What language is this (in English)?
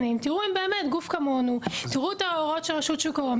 Hebrew